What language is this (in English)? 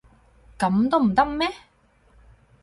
Cantonese